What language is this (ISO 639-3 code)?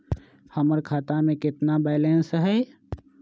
mag